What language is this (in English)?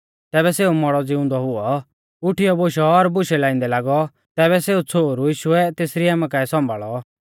Mahasu Pahari